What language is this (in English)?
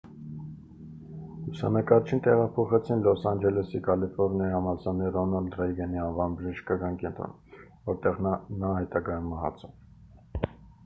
Armenian